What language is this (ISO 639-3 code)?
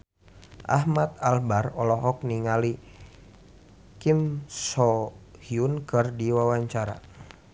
sun